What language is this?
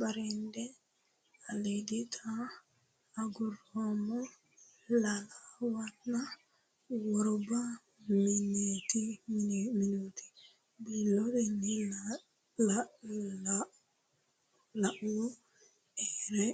Sidamo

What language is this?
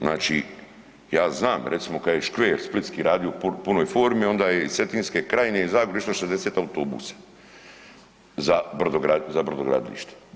Croatian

